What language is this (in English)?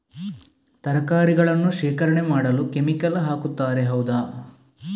Kannada